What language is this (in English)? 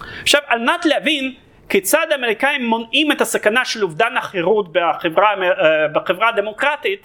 Hebrew